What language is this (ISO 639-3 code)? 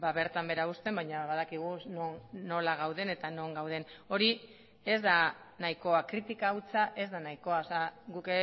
eus